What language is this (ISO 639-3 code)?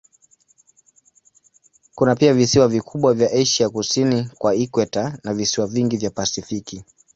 swa